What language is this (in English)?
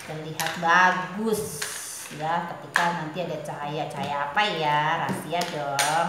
Indonesian